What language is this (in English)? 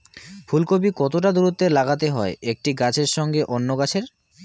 Bangla